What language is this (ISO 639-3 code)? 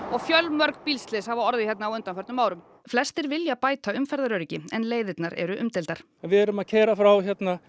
isl